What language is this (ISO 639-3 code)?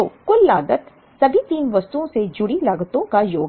hin